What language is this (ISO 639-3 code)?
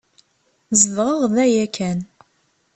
kab